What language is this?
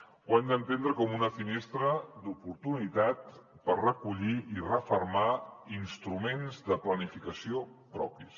Catalan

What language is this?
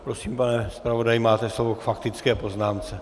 Czech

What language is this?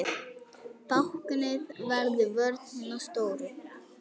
Icelandic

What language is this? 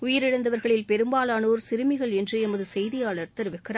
Tamil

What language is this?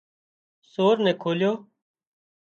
Wadiyara Koli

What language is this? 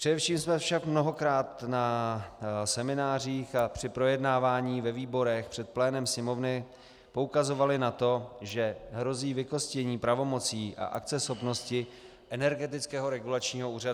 Czech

